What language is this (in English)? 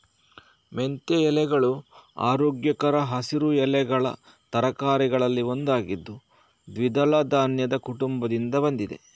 Kannada